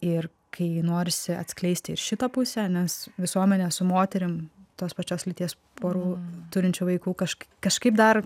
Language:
Lithuanian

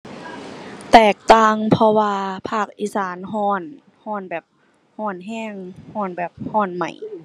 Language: Thai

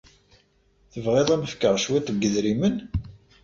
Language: Kabyle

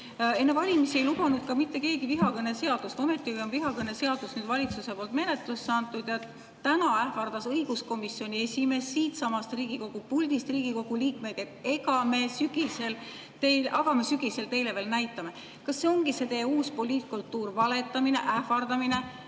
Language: Estonian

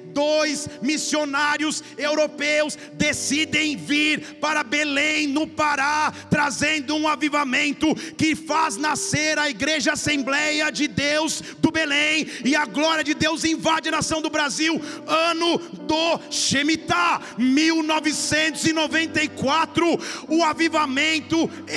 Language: Portuguese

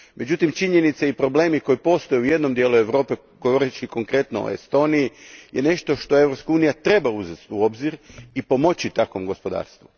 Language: Croatian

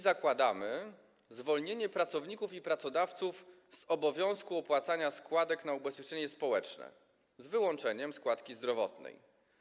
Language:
Polish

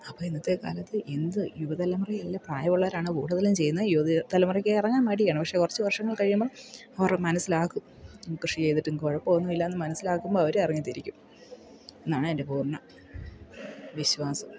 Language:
Malayalam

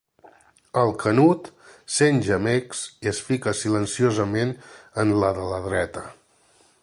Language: Catalan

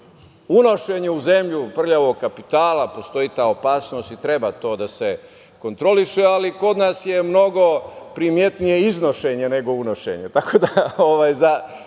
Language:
Serbian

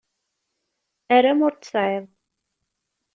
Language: Kabyle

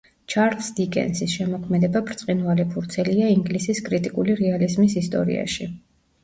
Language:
Georgian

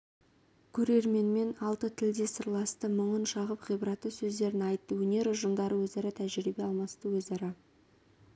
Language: Kazakh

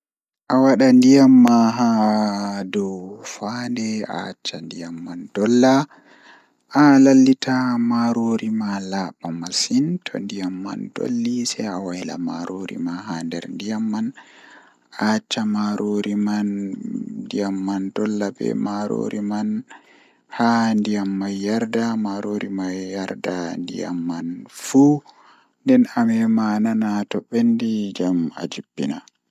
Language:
Fula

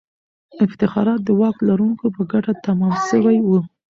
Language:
Pashto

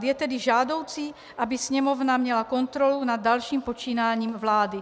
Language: Czech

